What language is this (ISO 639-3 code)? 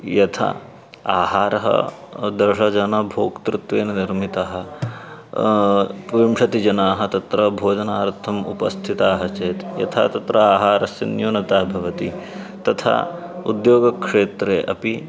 san